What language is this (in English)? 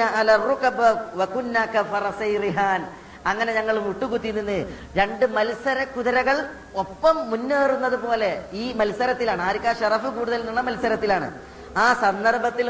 Malayalam